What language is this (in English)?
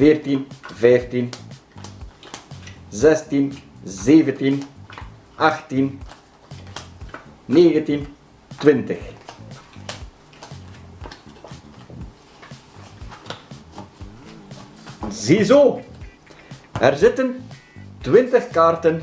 Dutch